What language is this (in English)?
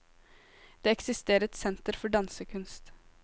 Norwegian